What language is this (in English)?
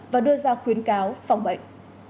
Vietnamese